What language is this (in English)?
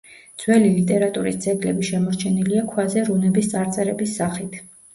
Georgian